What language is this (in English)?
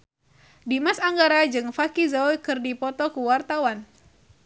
Sundanese